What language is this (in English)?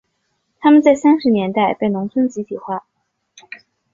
Chinese